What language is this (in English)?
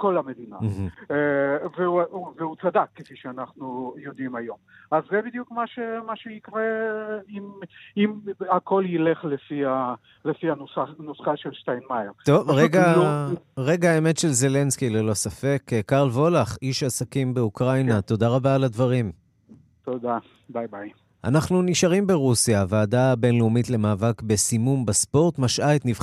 Hebrew